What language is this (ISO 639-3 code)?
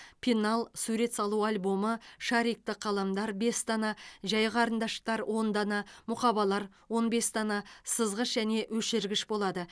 kaz